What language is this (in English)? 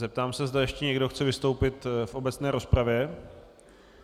Czech